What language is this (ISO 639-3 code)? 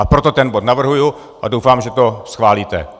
ces